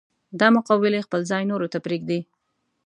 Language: Pashto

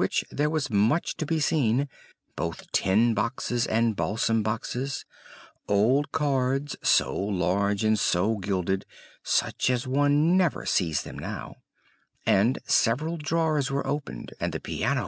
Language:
English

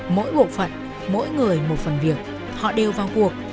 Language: Vietnamese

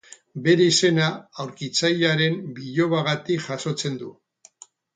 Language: Basque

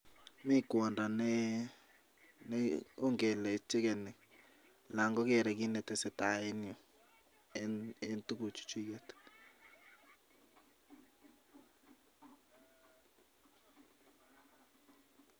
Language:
Kalenjin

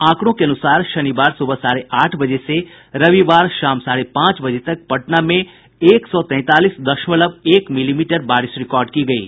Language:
Hindi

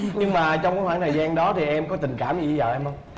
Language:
Vietnamese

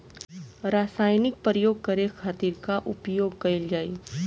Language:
Bhojpuri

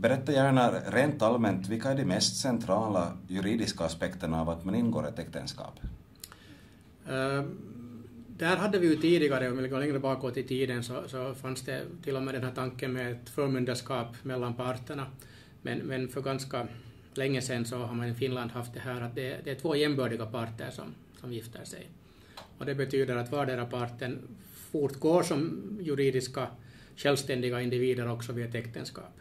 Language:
Swedish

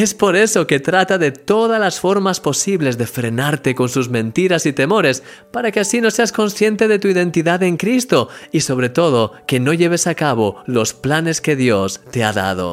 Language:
Spanish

